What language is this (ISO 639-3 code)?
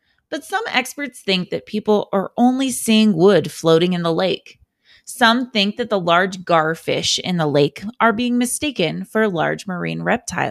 eng